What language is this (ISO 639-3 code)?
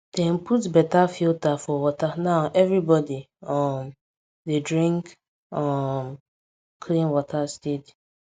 pcm